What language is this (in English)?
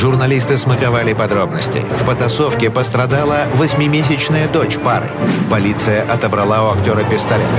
Russian